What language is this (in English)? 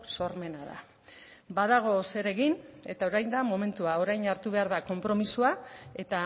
Basque